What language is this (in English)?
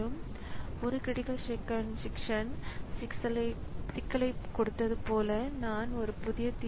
Tamil